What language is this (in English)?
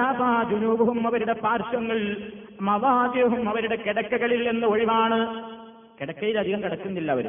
Malayalam